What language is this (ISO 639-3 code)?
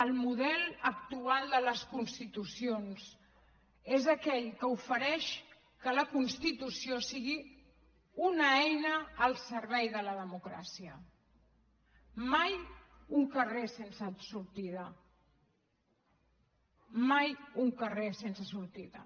cat